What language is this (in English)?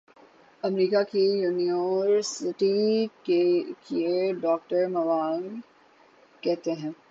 Urdu